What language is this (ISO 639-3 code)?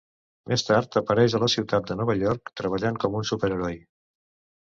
cat